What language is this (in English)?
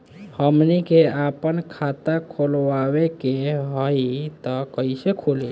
Bhojpuri